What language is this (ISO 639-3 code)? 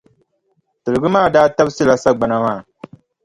dag